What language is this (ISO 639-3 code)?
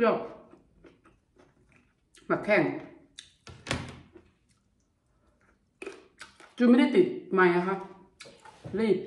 tha